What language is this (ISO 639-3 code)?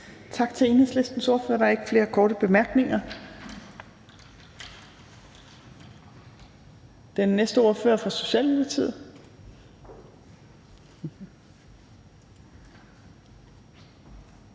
dan